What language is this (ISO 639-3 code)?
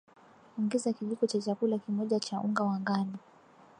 swa